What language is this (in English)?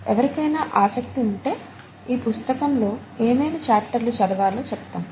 Telugu